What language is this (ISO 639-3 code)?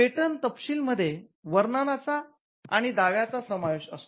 mar